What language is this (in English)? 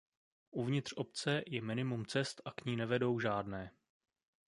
Czech